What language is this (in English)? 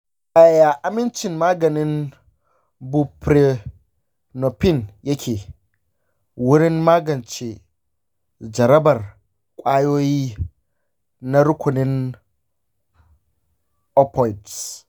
Hausa